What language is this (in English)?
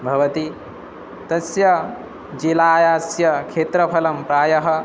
Sanskrit